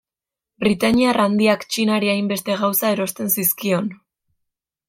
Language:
Basque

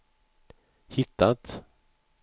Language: Swedish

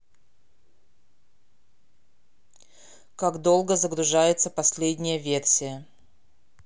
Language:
Russian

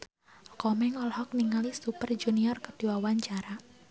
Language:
Sundanese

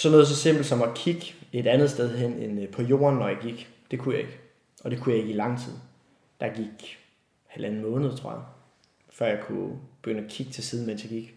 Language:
Danish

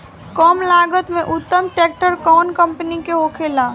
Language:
Bhojpuri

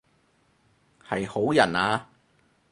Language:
Cantonese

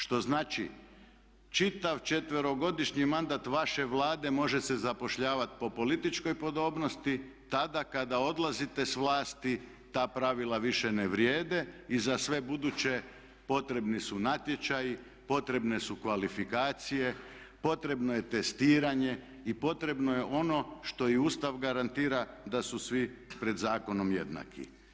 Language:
Croatian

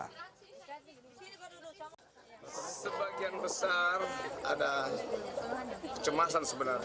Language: Indonesian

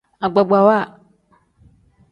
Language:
Tem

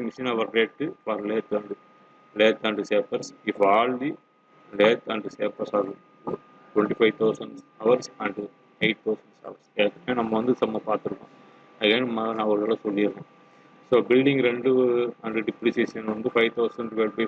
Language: Tamil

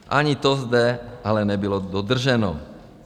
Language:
Czech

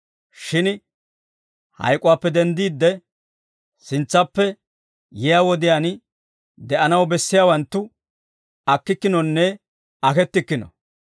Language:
Dawro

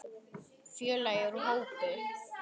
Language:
Icelandic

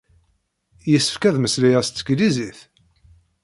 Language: Kabyle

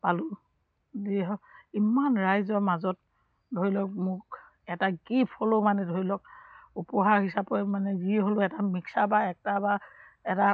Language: Assamese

